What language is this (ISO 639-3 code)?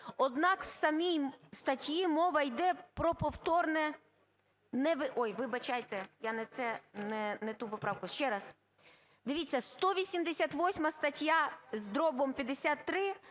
ukr